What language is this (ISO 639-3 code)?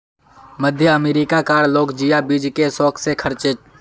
mag